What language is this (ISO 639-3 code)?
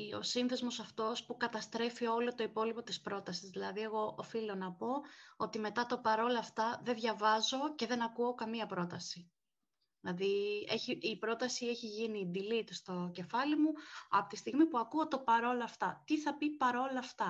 ell